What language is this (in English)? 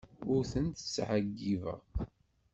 Kabyle